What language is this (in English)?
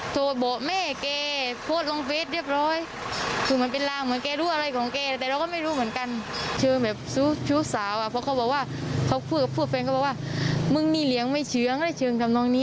Thai